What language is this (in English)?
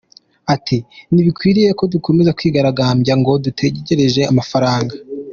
Kinyarwanda